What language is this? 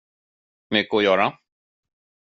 Swedish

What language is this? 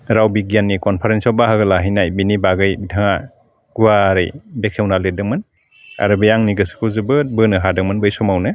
Bodo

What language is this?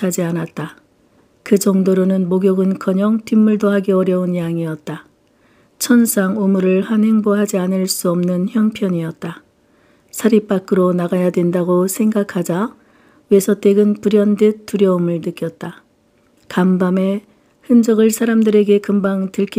Korean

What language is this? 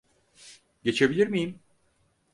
Turkish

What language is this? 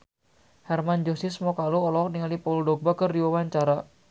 Sundanese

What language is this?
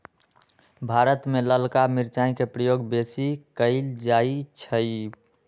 Magahi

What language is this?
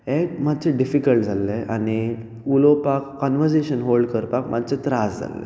Konkani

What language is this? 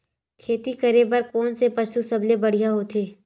Chhattisgarhi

